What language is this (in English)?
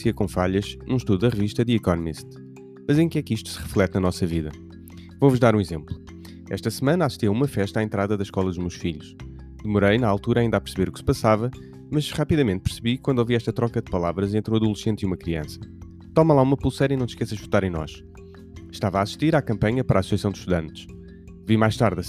Portuguese